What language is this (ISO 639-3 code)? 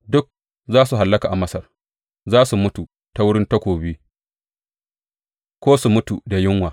hau